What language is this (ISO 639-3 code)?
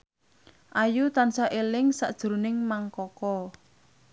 jav